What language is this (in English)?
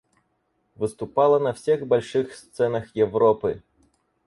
Russian